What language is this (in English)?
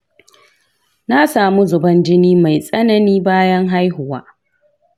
Hausa